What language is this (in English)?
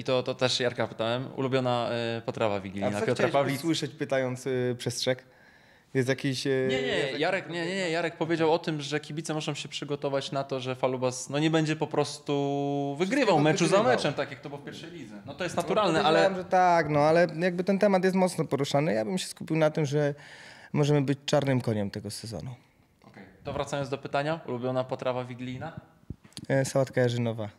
Polish